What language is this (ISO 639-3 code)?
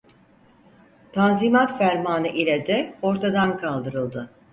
tur